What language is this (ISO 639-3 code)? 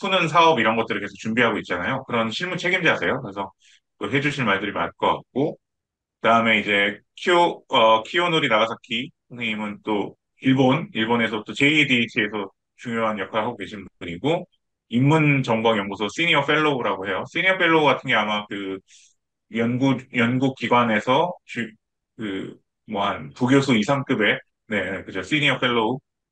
kor